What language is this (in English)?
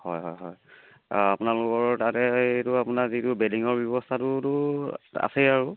Assamese